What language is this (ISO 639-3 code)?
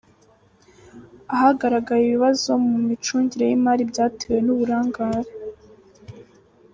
kin